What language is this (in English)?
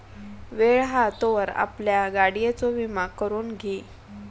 Marathi